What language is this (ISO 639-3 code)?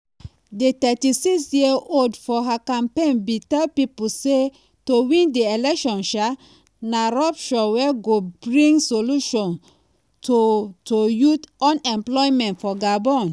pcm